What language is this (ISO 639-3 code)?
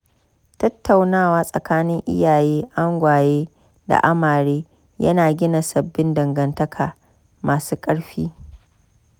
hau